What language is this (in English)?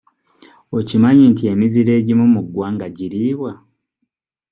Ganda